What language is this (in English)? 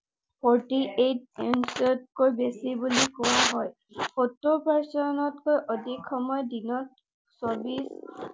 Assamese